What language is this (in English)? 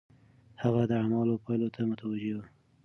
Pashto